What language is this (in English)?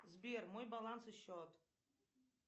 Russian